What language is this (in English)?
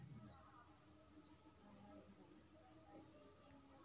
Chhattisgarhi